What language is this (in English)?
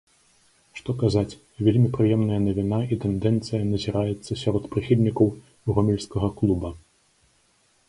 Belarusian